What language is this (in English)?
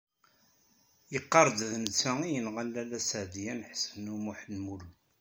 Kabyle